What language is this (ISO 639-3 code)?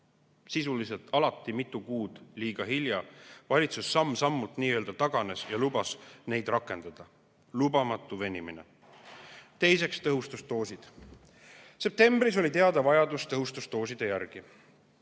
est